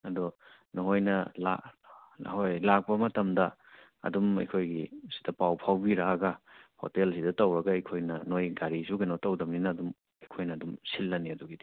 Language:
Manipuri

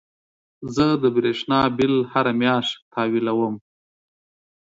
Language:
Pashto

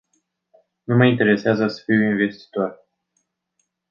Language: Romanian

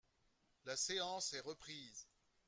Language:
French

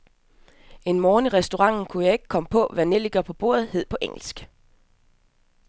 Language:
Danish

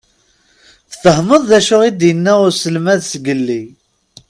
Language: Kabyle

